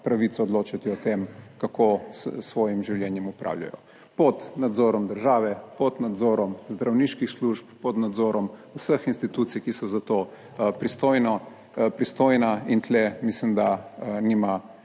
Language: Slovenian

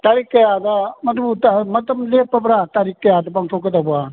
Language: Manipuri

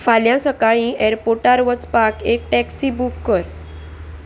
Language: Konkani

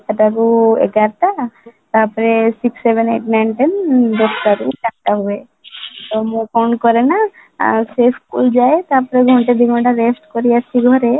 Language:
Odia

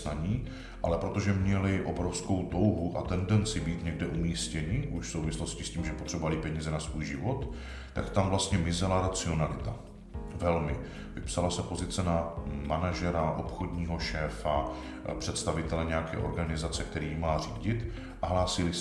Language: Czech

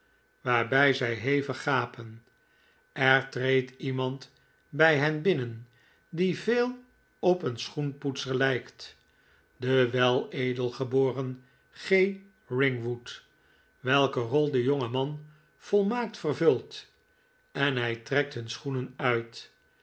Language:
Dutch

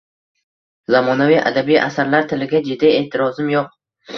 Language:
Uzbek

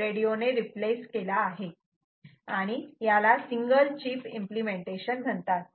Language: Marathi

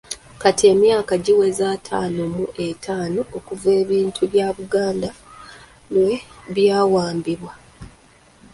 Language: Ganda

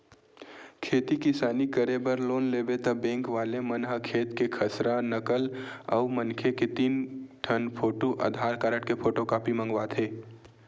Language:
Chhattisgarhi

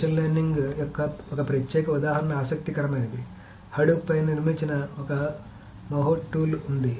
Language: Telugu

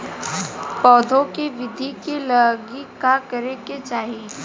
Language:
Bhojpuri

